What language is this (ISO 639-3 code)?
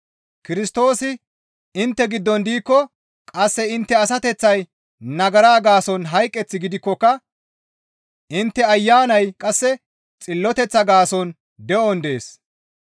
gmv